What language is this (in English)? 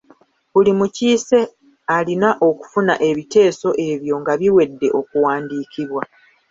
Ganda